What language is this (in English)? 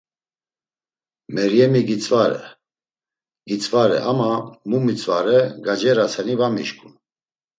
Laz